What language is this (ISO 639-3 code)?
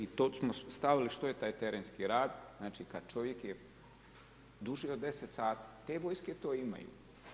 hrv